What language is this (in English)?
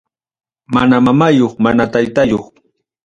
Ayacucho Quechua